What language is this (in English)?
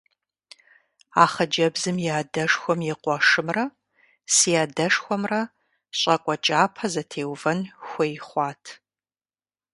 Kabardian